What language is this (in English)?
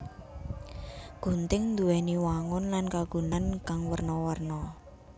Javanese